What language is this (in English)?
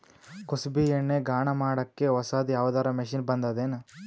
Kannada